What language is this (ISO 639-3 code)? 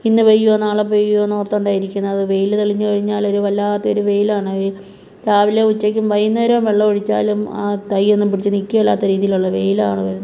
mal